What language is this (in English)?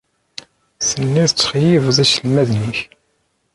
Kabyle